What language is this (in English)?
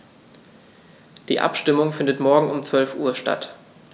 German